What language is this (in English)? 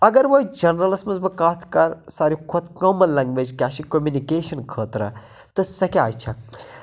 Kashmiri